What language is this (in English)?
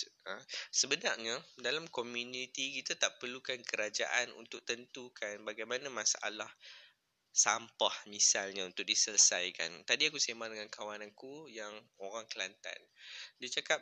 Malay